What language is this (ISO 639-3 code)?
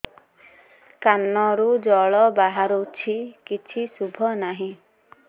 ori